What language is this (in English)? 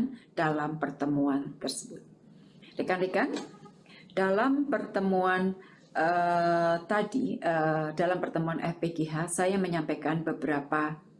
Indonesian